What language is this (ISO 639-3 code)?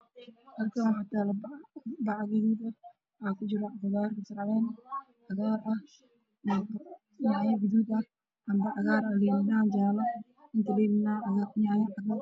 som